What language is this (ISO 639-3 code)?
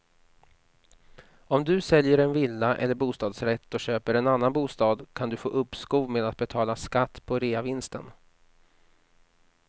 swe